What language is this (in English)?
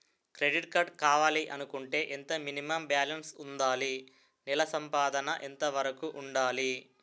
Telugu